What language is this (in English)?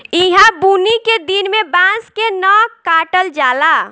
Bhojpuri